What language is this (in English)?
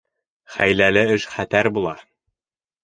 Bashkir